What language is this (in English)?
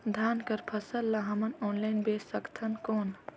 Chhattisgarhi